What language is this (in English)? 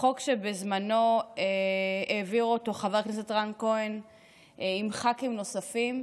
Hebrew